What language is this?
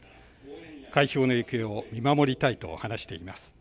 Japanese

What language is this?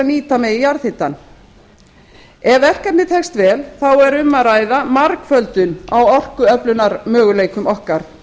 Icelandic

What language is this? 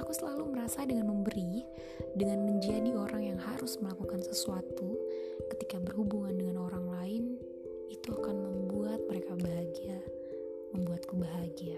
Indonesian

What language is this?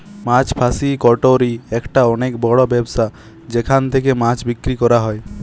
Bangla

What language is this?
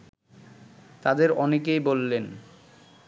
Bangla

